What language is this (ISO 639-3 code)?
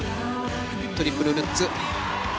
jpn